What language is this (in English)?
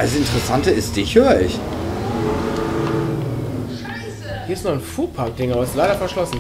German